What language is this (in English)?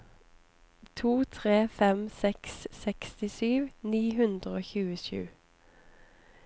Norwegian